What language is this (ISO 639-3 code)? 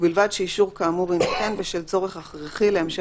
heb